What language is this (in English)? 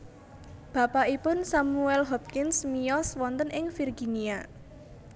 Javanese